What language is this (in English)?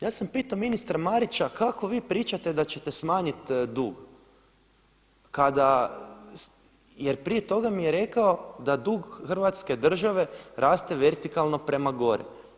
Croatian